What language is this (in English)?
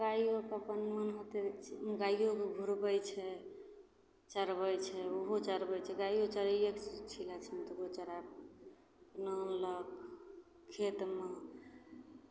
Maithili